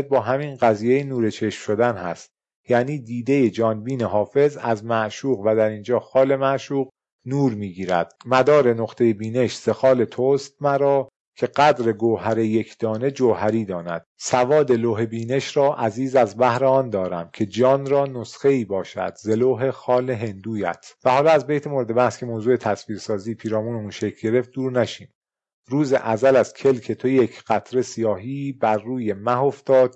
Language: Persian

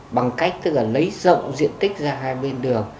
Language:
Vietnamese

